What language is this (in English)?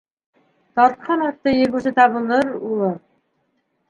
Bashkir